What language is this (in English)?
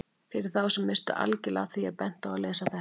Icelandic